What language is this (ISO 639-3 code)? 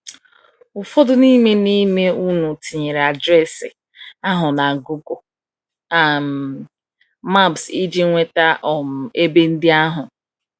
ibo